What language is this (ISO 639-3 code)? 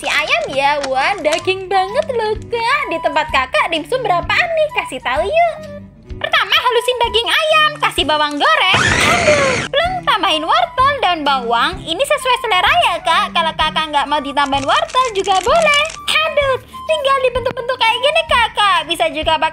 ind